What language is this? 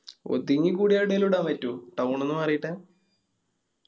Malayalam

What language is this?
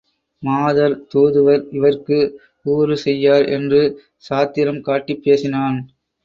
Tamil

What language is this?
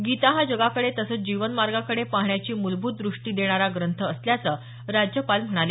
Marathi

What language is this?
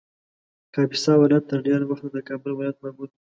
Pashto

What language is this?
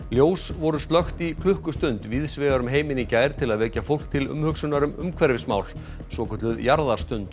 Icelandic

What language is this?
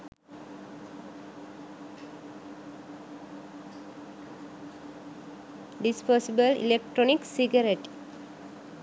Sinhala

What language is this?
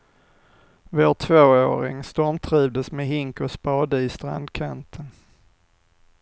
Swedish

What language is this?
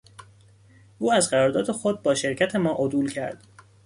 Persian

